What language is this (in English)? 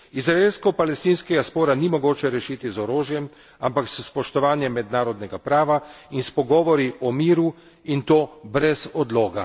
Slovenian